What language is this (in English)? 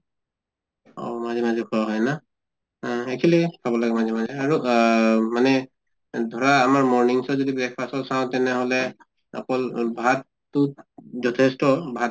Assamese